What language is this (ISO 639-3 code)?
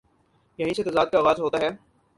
urd